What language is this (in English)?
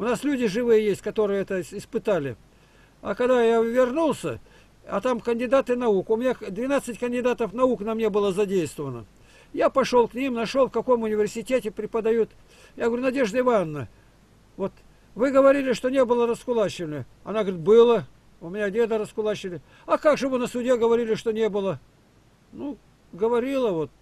Russian